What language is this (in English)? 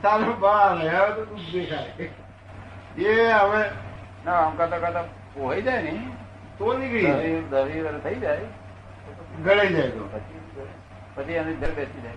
Gujarati